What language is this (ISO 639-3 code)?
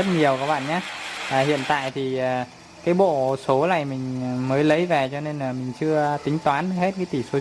vie